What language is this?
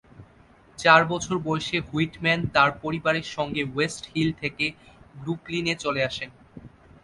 Bangla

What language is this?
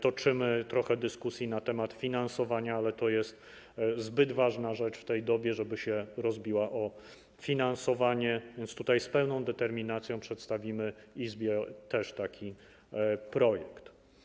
Polish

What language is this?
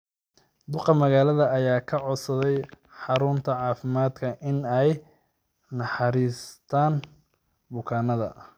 Somali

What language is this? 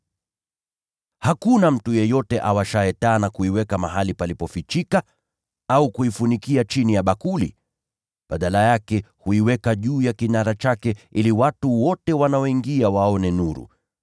Swahili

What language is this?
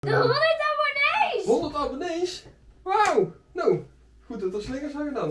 Dutch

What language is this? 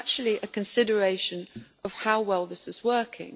English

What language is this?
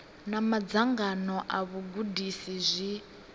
Venda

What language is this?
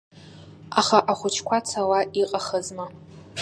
Abkhazian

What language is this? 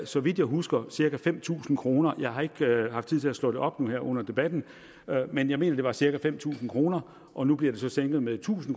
Danish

